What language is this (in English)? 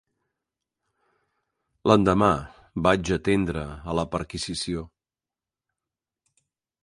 Catalan